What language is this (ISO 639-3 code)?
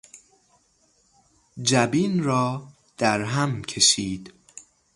fas